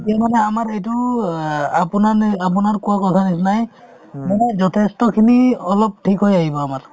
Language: Assamese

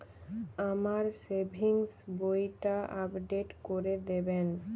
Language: Bangla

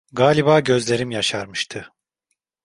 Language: Turkish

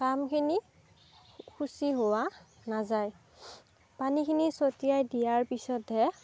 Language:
Assamese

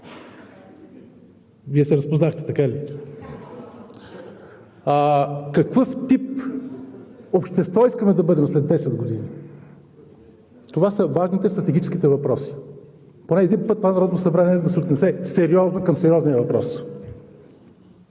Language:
Bulgarian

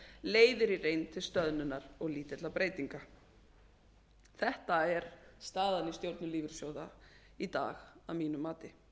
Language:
Icelandic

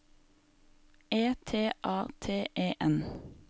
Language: Norwegian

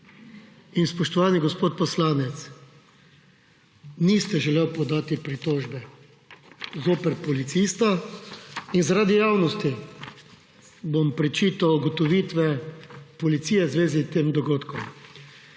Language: Slovenian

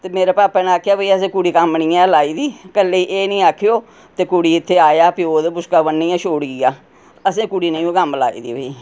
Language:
Dogri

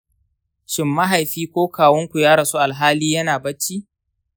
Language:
Hausa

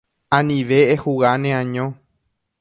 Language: Guarani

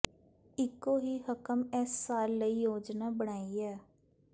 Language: Punjabi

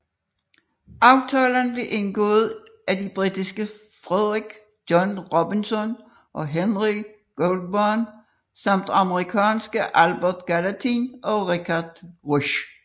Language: Danish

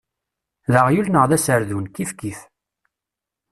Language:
Kabyle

